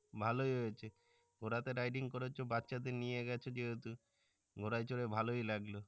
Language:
Bangla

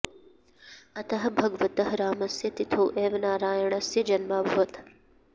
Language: Sanskrit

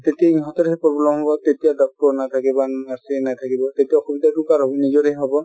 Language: Assamese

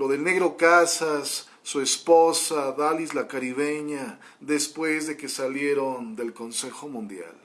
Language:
Spanish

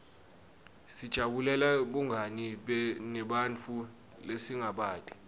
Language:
Swati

